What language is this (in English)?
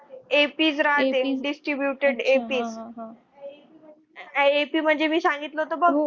Marathi